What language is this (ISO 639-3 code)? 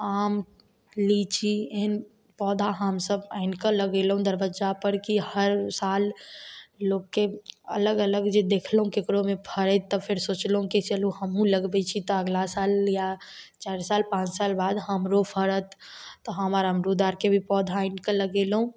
mai